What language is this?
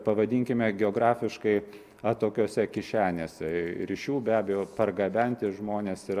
Lithuanian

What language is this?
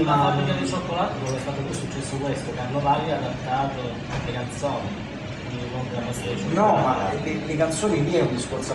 Italian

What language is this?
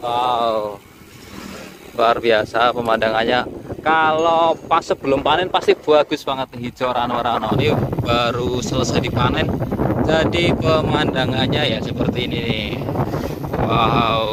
Indonesian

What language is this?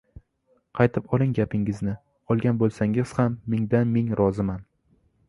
Uzbek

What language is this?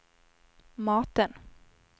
Swedish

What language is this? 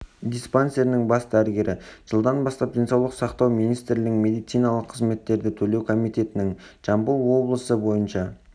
Kazakh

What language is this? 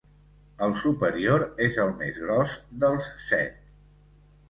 Catalan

